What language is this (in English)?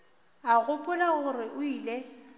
Northern Sotho